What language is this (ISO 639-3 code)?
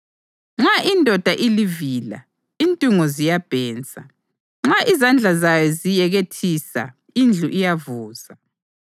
nde